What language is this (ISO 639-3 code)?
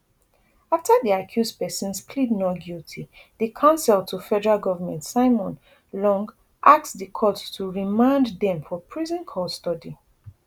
pcm